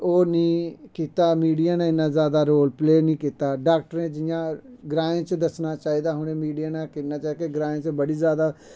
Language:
Dogri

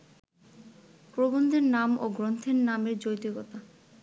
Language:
Bangla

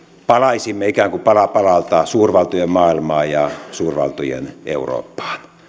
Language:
Finnish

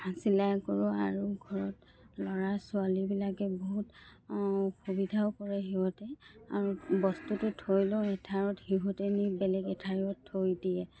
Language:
Assamese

